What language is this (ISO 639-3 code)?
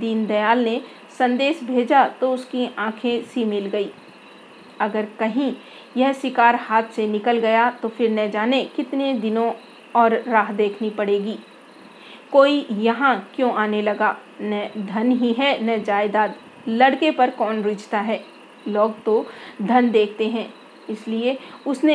hin